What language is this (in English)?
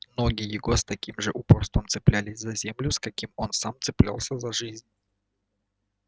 Russian